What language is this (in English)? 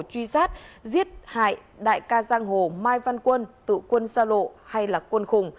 Vietnamese